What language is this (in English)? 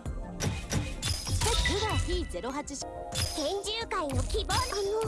Japanese